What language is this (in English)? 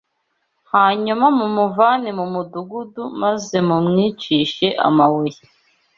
Kinyarwanda